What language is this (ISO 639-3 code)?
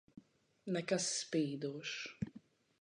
lav